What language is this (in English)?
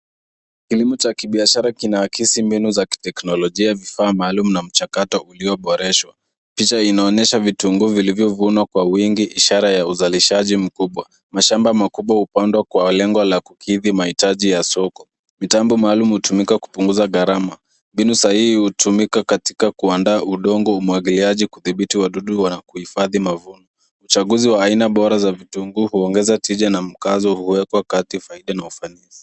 Swahili